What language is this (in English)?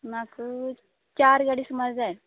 Konkani